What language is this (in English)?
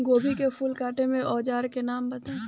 Bhojpuri